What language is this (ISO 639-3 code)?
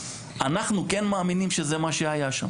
heb